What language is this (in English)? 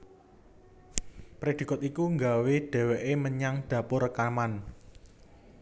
Javanese